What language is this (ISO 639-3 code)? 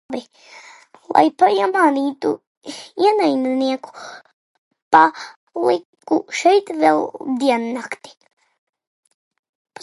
lav